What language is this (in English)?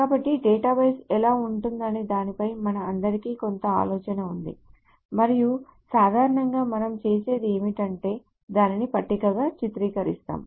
Telugu